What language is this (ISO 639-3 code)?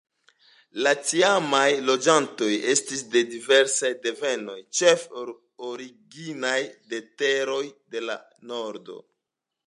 epo